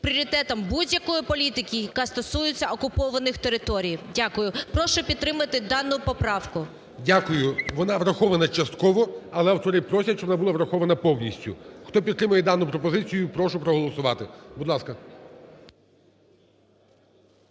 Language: Ukrainian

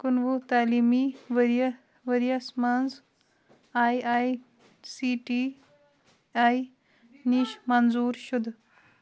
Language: Kashmiri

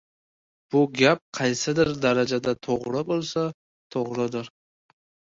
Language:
Uzbek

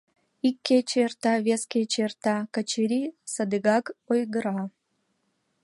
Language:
Mari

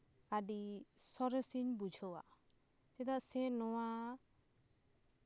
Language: Santali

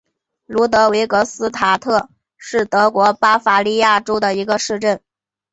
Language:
Chinese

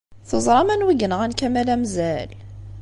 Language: Kabyle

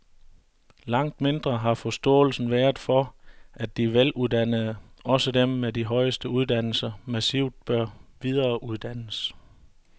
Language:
Danish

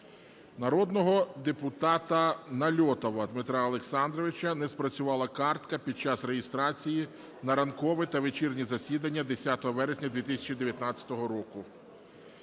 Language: Ukrainian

